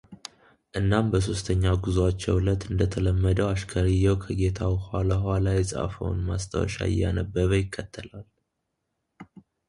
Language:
Amharic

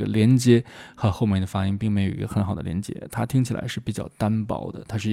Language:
Chinese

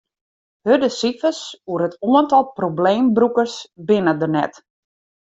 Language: Western Frisian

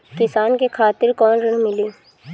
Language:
Bhojpuri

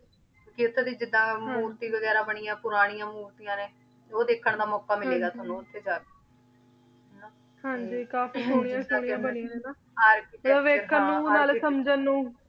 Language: Punjabi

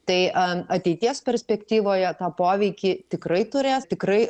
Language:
Lithuanian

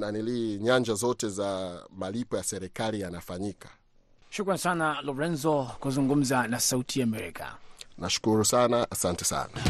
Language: Swahili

